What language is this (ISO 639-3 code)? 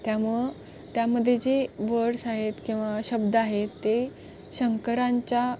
mar